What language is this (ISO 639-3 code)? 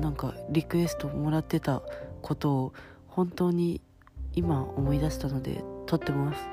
jpn